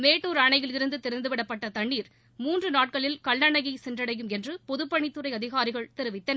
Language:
Tamil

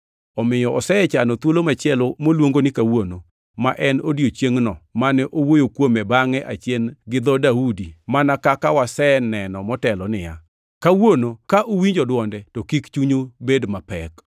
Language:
Luo (Kenya and Tanzania)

